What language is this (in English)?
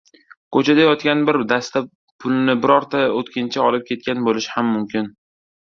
Uzbek